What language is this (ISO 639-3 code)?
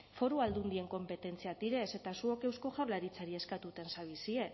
eus